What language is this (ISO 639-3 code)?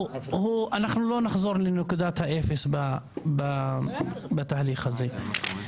heb